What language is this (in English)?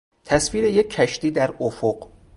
Persian